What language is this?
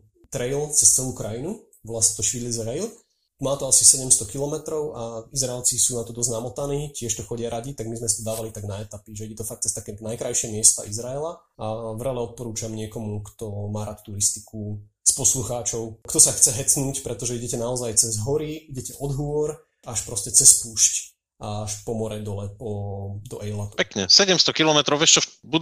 Slovak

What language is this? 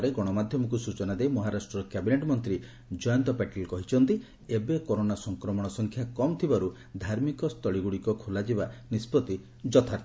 Odia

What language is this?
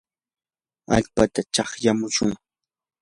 Yanahuanca Pasco Quechua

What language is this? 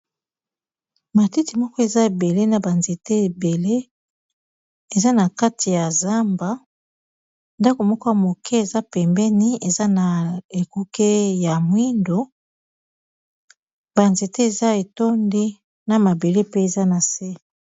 Lingala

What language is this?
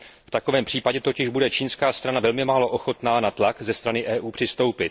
Czech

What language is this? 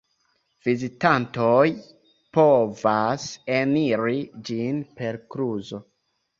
Esperanto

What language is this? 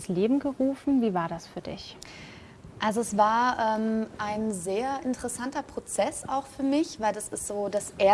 German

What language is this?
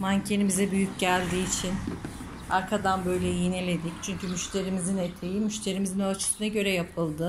Turkish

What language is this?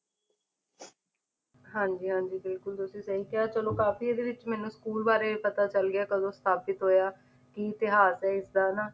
Punjabi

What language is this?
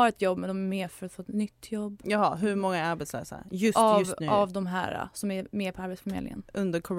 Swedish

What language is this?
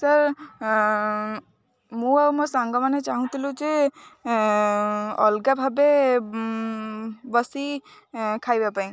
Odia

